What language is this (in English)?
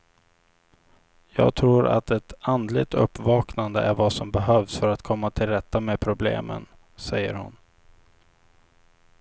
Swedish